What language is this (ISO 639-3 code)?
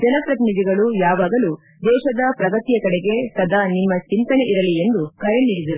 kan